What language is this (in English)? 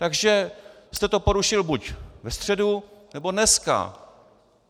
Czech